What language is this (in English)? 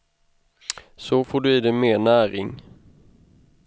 Swedish